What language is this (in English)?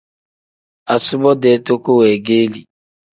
Tem